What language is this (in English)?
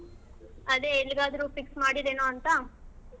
Kannada